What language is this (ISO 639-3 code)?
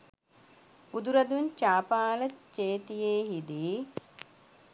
sin